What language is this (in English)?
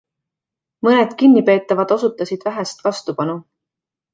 Estonian